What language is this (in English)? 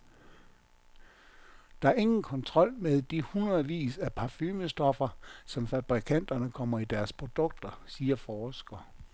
Danish